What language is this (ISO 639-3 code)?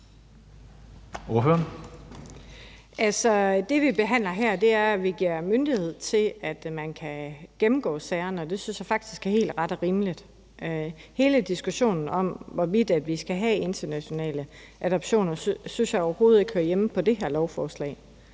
dan